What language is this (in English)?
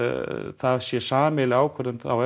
Icelandic